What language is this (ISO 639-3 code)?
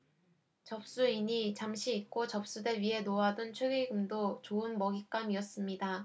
kor